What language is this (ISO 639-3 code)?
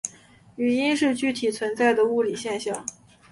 zho